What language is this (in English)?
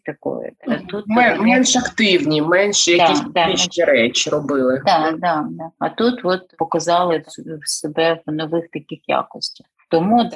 Ukrainian